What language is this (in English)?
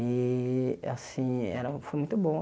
Portuguese